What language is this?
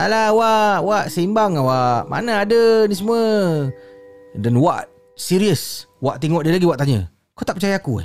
Malay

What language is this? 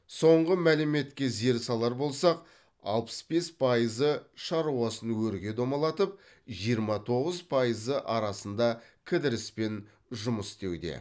Kazakh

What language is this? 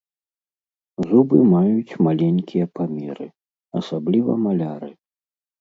Belarusian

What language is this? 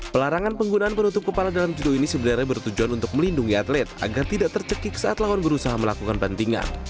Indonesian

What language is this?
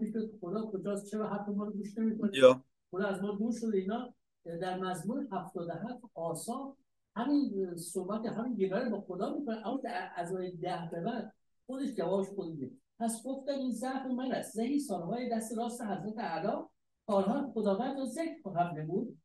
Persian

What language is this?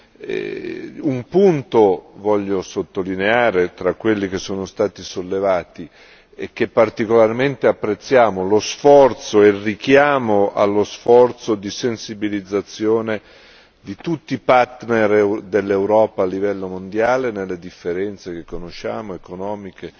Italian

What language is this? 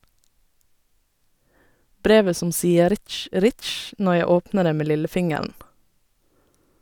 Norwegian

